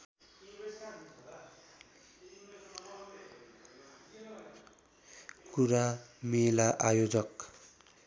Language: Nepali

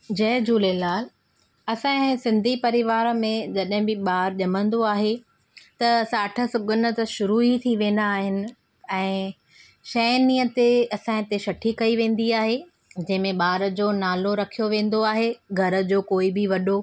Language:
Sindhi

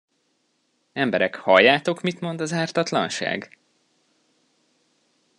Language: Hungarian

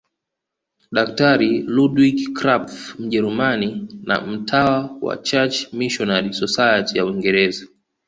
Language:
Swahili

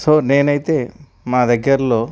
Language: Telugu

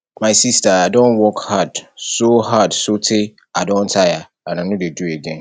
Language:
Nigerian Pidgin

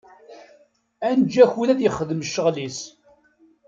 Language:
Kabyle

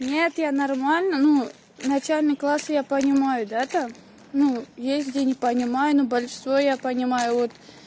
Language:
Russian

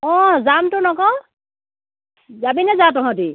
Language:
Assamese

